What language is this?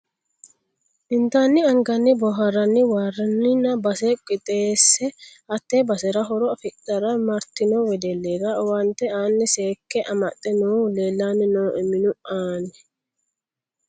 Sidamo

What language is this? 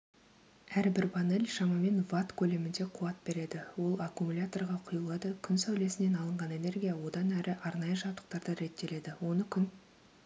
Kazakh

